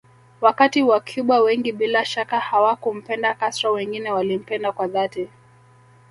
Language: Swahili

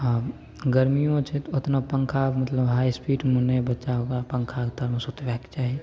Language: Maithili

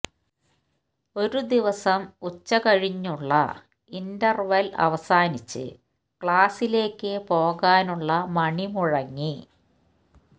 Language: Malayalam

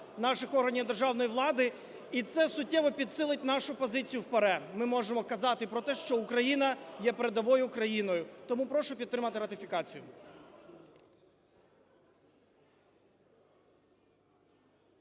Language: Ukrainian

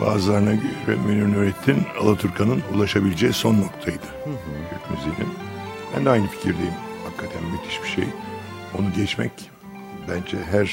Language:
Turkish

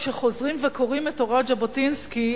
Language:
Hebrew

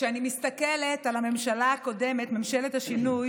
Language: Hebrew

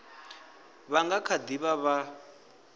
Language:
Venda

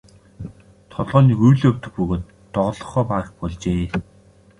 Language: Mongolian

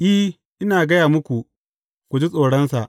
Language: Hausa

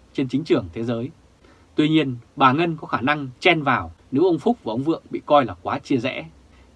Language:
Vietnamese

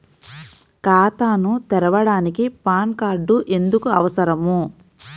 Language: Telugu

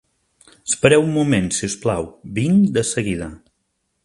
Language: Catalan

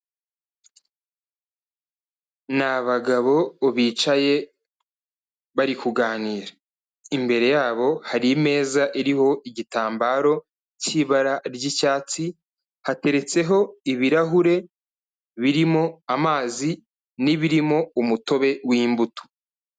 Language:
Kinyarwanda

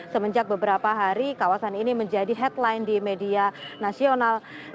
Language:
Indonesian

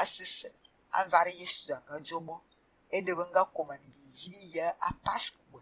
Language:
Vietnamese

